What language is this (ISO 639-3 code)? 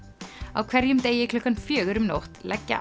isl